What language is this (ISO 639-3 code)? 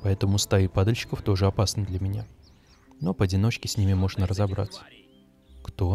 rus